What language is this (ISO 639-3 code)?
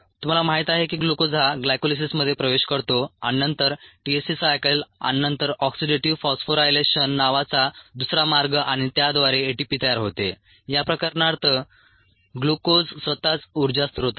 mar